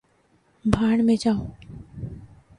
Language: Urdu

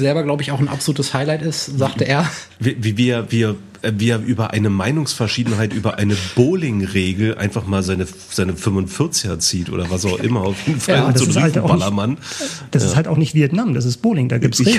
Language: German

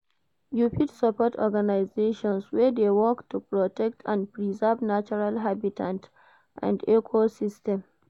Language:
Nigerian Pidgin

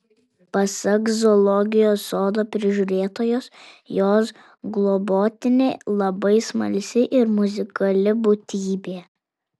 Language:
Lithuanian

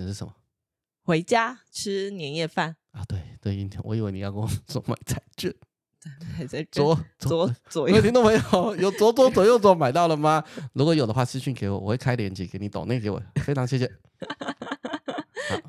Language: Chinese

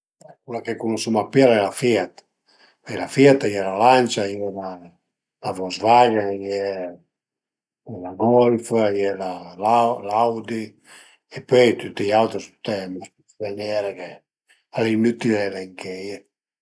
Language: Piedmontese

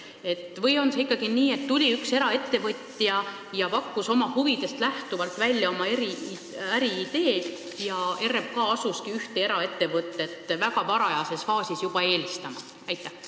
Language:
Estonian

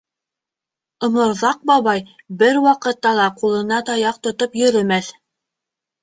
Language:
Bashkir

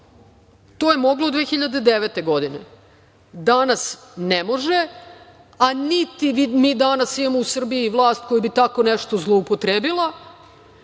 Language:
Serbian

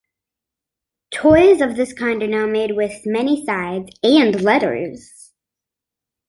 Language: English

